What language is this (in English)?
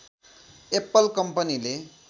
Nepali